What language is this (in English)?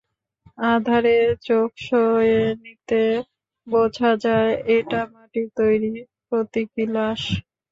Bangla